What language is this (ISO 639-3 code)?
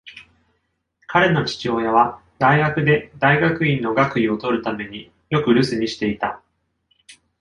jpn